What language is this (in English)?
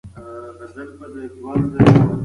Pashto